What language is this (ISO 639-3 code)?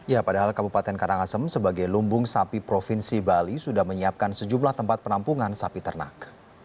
ind